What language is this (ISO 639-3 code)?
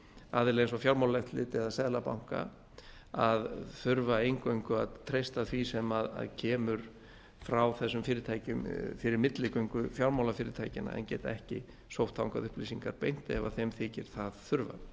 isl